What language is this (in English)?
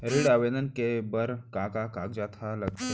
Chhattisgarhi